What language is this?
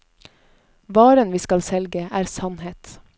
Norwegian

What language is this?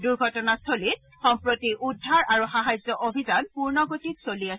Assamese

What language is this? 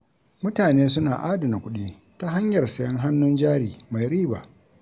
Hausa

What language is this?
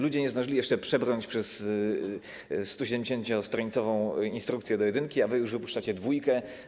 Polish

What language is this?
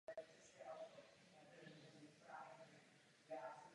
Czech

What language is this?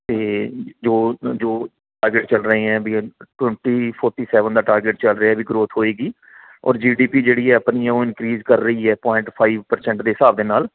Punjabi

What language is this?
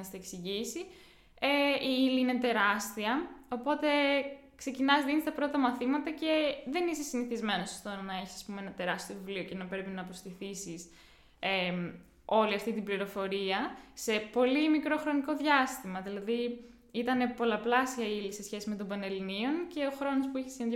Greek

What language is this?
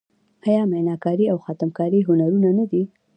Pashto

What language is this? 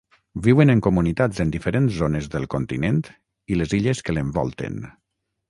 Catalan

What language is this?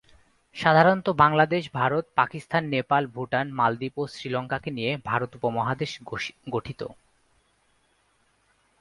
Bangla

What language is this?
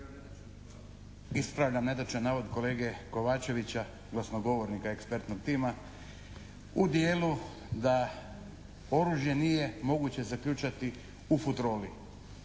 Croatian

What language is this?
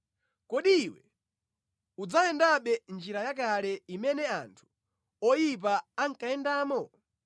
Nyanja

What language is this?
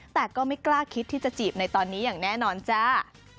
Thai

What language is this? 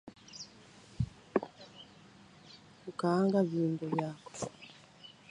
Swahili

